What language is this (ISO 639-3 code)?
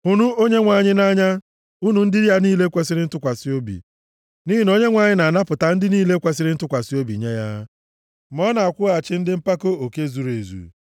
ibo